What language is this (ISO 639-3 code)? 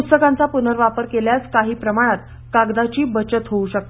mar